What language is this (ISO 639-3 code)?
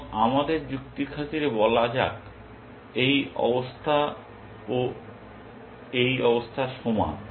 ben